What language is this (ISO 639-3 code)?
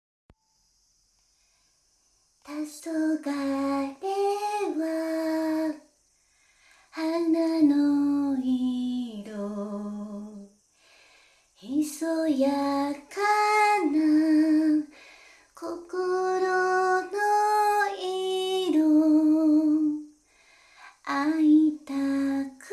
jpn